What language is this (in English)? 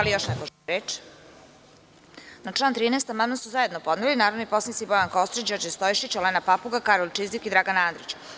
Serbian